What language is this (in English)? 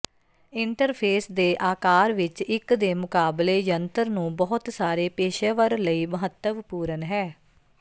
Punjabi